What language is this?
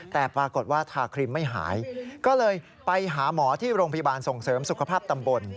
Thai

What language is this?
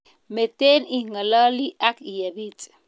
Kalenjin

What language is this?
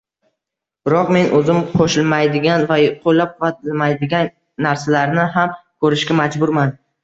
Uzbek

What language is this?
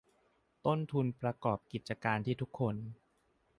Thai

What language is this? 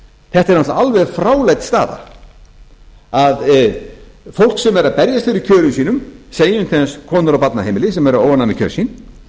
Icelandic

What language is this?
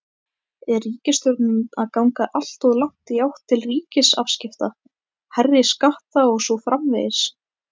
Icelandic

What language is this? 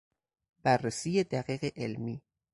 Persian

